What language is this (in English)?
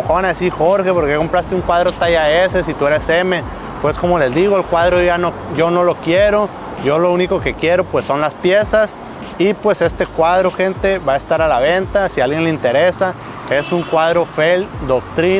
Spanish